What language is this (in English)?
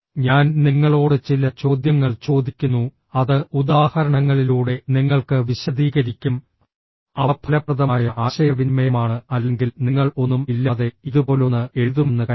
Malayalam